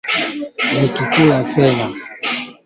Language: Swahili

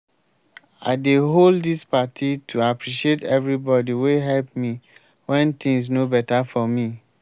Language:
Nigerian Pidgin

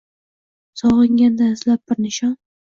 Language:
Uzbek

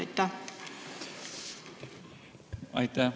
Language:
Estonian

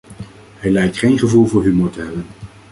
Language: Dutch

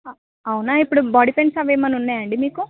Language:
Telugu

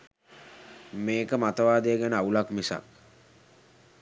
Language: Sinhala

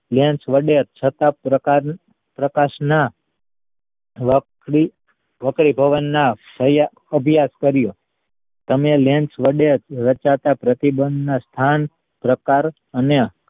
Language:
Gujarati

